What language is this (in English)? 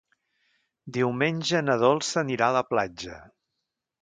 Catalan